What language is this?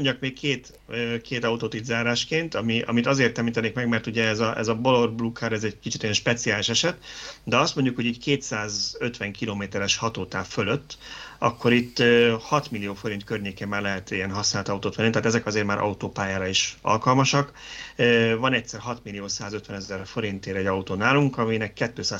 Hungarian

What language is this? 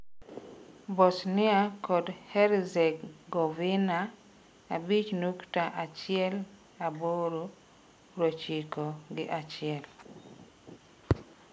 Luo (Kenya and Tanzania)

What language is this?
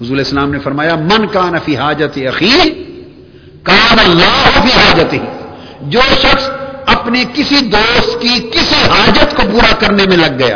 Urdu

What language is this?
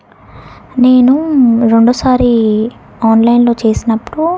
Telugu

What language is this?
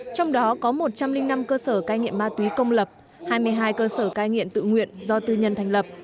Vietnamese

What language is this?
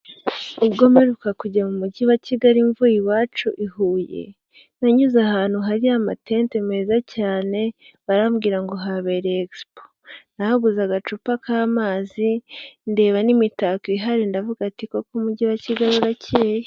Kinyarwanda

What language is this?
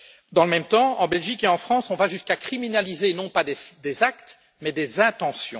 French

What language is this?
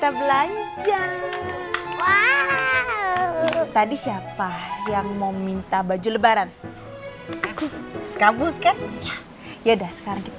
Indonesian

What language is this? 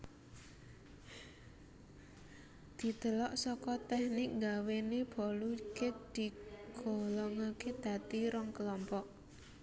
Javanese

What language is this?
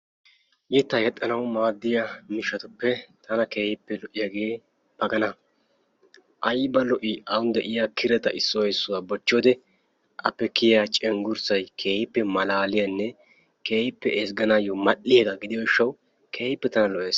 Wolaytta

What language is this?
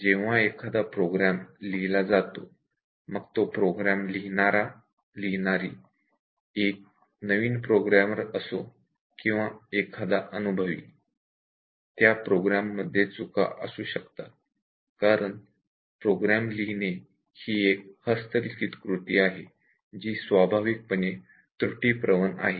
Marathi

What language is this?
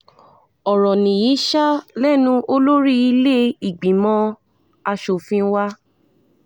Yoruba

